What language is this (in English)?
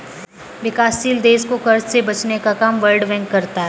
Hindi